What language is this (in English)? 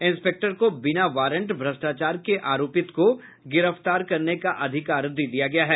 Hindi